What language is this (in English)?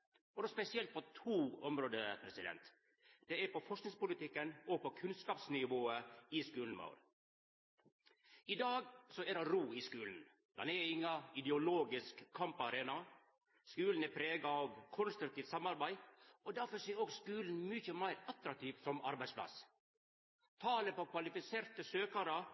Norwegian Nynorsk